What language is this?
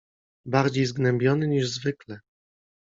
Polish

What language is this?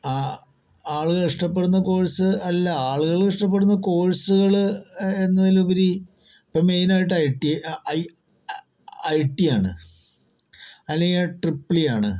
Malayalam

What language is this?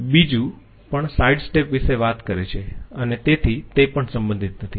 Gujarati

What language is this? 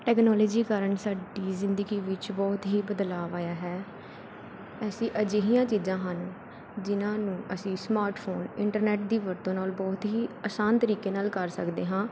Punjabi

